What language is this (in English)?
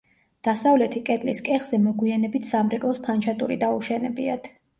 Georgian